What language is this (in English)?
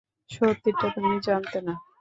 Bangla